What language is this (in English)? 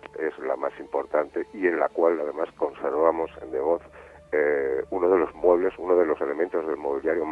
Spanish